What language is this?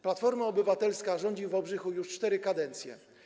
Polish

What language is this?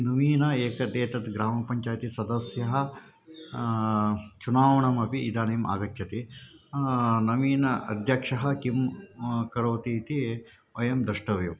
Sanskrit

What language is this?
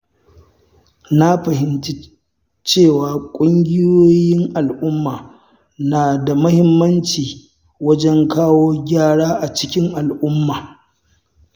Hausa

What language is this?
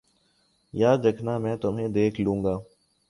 Urdu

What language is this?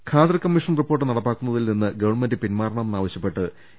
Malayalam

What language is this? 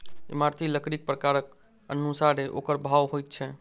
Maithili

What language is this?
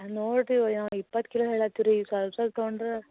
Kannada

